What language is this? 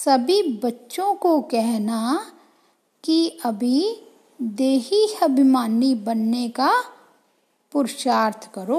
Hindi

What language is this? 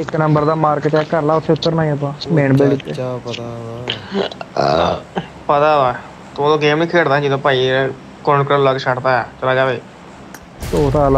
Romanian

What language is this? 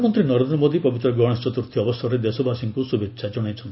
Odia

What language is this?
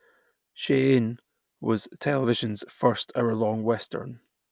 English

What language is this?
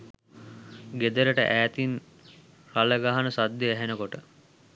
Sinhala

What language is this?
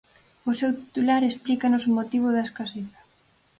Galician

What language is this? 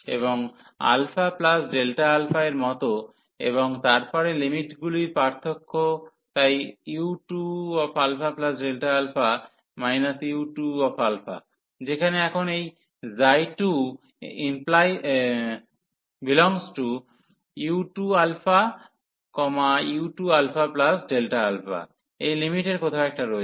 Bangla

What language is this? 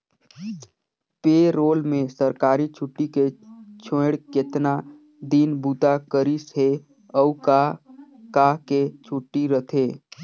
Chhattisgarhi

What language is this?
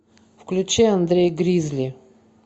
Russian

